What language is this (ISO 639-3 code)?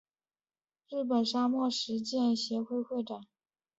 zho